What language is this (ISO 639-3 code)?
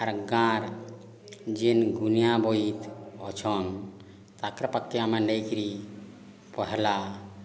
ori